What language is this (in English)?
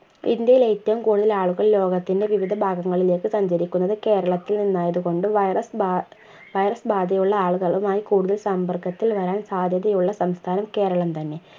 Malayalam